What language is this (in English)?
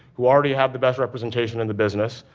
English